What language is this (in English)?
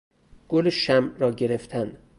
Persian